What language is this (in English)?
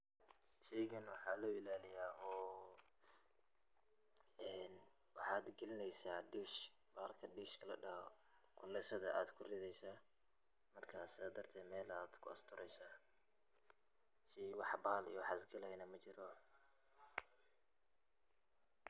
Somali